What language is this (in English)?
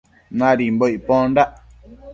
Matsés